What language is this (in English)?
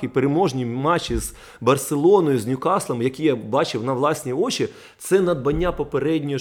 Russian